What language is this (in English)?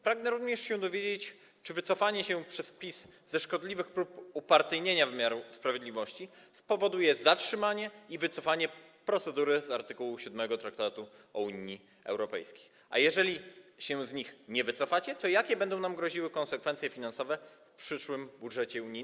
Polish